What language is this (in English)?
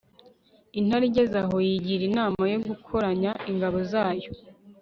Kinyarwanda